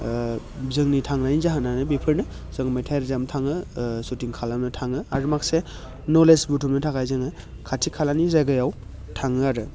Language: Bodo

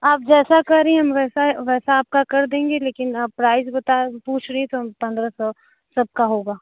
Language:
Hindi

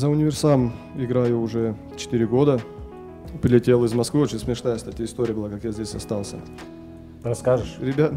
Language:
Russian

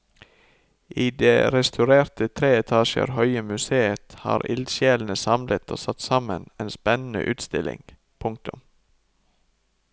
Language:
Norwegian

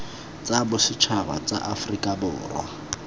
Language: Tswana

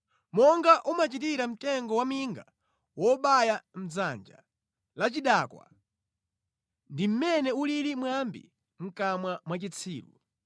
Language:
Nyanja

